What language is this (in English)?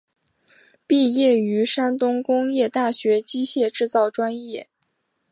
Chinese